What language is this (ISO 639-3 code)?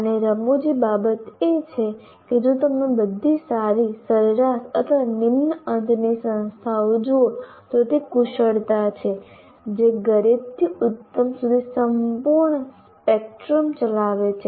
guj